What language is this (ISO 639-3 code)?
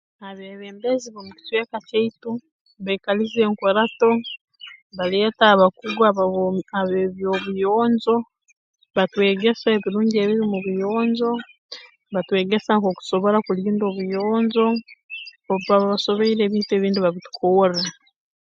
ttj